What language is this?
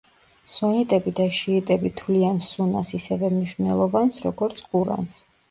Georgian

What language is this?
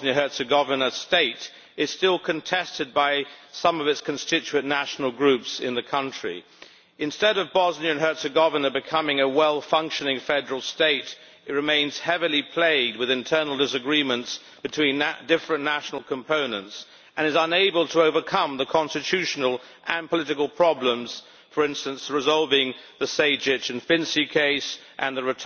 English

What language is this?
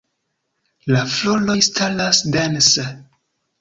Esperanto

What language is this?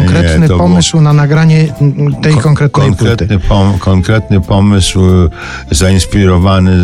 Polish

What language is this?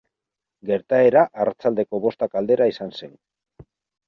Basque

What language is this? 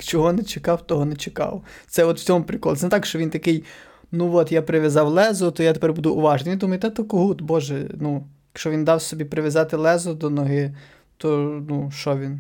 Ukrainian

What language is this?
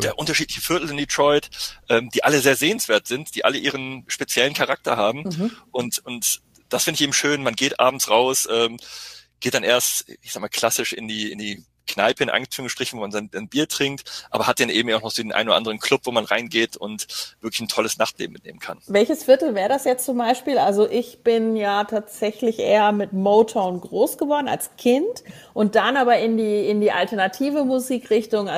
German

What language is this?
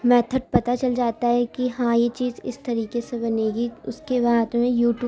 Urdu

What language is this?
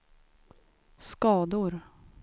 Swedish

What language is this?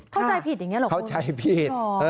Thai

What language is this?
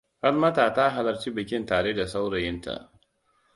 Hausa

